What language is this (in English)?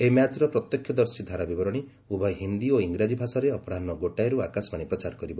Odia